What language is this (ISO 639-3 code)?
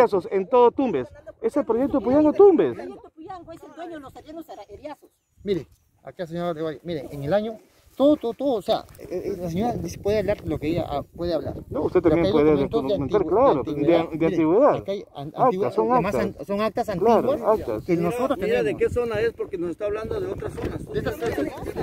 spa